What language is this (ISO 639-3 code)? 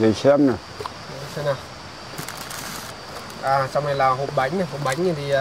vie